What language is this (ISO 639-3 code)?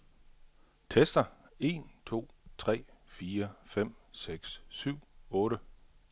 dan